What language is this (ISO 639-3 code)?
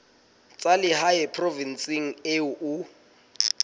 sot